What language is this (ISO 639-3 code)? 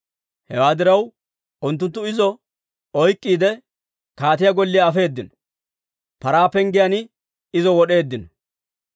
dwr